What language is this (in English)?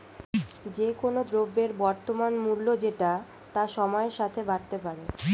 Bangla